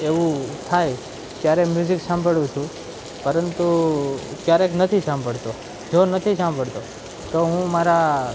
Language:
Gujarati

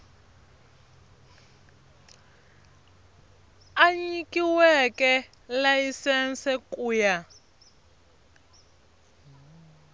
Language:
Tsonga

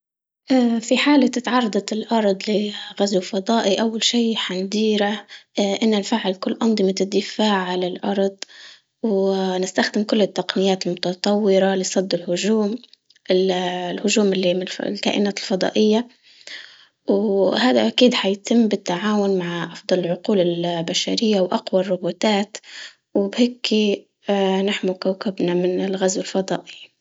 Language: Libyan Arabic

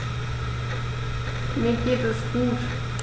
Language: German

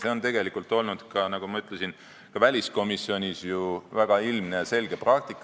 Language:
Estonian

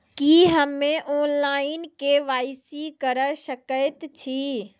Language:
Maithili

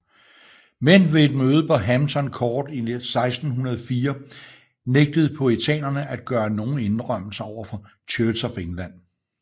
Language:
Danish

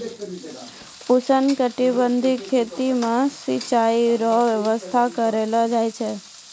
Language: Maithili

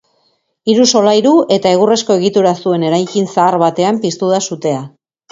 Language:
Basque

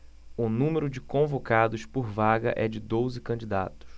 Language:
Portuguese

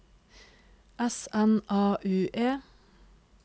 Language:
Norwegian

